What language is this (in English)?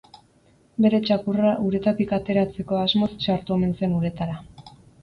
Basque